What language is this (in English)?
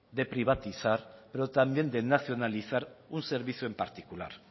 Spanish